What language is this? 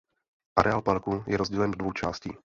Czech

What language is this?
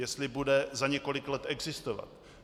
Czech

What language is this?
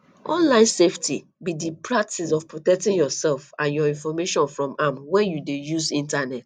Nigerian Pidgin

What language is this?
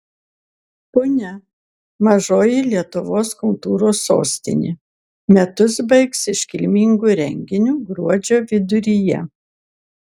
Lithuanian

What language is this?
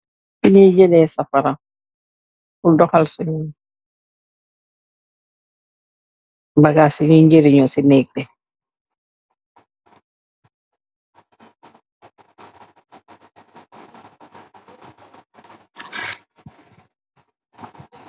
Wolof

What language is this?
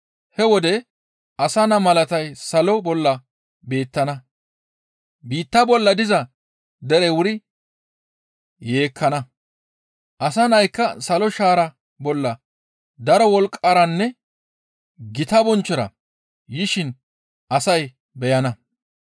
Gamo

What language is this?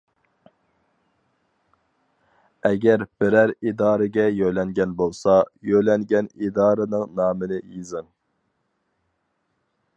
Uyghur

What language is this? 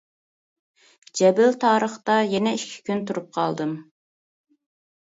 Uyghur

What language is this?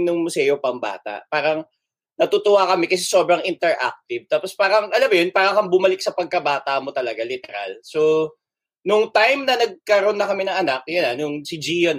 Filipino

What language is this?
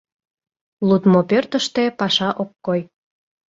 Mari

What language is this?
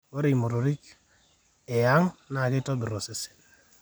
Masai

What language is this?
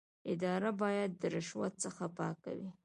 Pashto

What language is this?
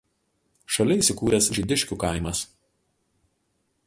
Lithuanian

